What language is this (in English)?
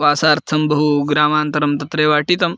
Sanskrit